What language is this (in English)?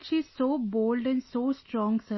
English